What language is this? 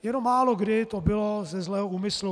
Czech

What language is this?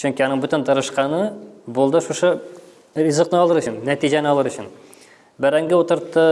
Turkish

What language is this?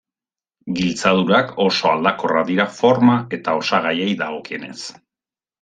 Basque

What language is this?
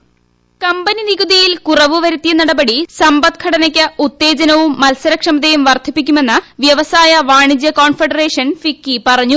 Malayalam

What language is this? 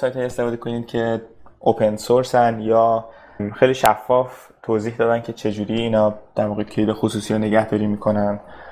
Persian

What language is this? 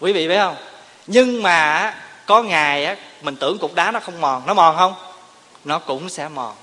Vietnamese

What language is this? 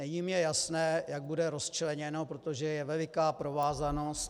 Czech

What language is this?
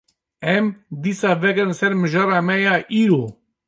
Kurdish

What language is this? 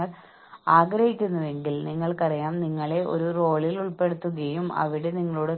Malayalam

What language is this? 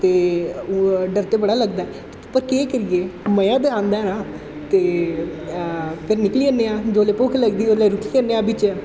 Dogri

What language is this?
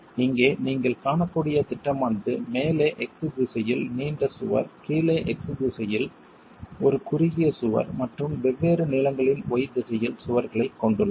Tamil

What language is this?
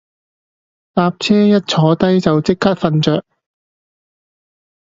Cantonese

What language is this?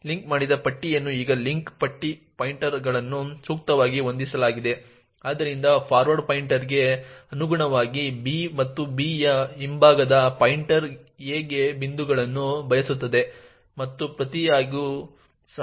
Kannada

